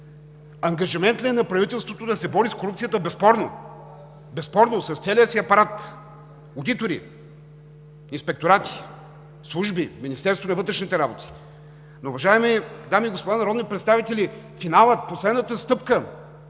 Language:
Bulgarian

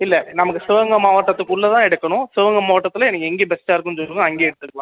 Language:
Tamil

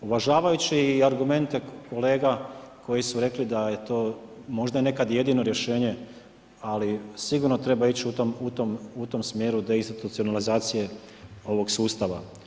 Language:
Croatian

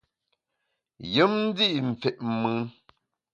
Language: Bamun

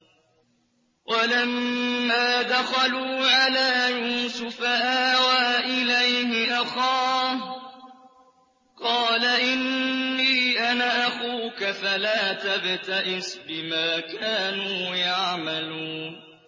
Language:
Arabic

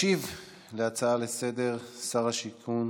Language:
Hebrew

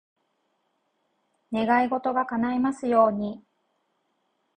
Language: Japanese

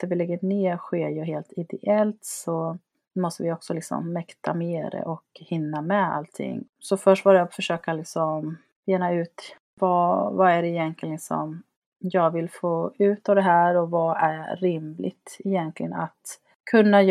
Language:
Swedish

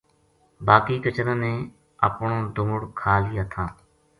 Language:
Gujari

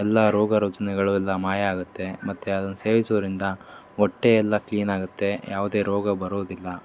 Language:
Kannada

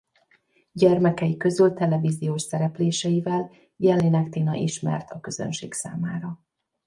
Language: Hungarian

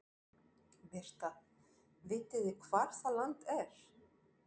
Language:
Icelandic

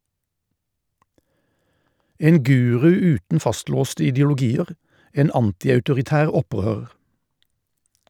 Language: Norwegian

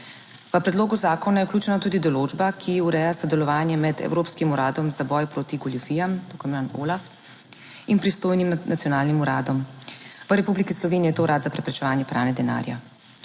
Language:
Slovenian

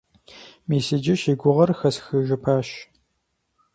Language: Kabardian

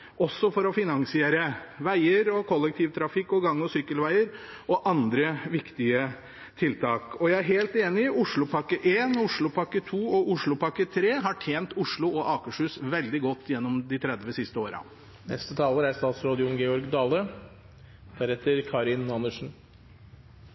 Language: Norwegian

